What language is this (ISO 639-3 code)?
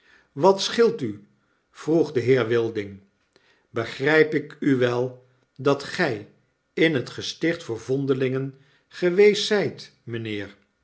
nld